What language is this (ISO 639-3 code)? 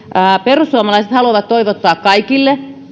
fin